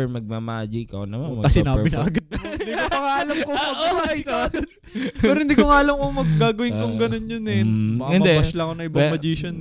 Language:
Filipino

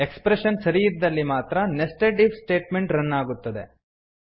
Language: Kannada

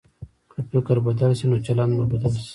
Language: Pashto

